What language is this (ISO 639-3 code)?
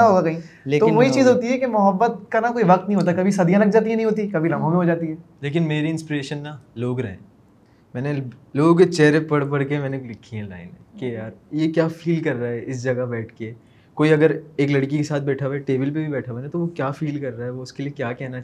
urd